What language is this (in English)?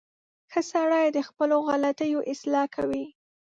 Pashto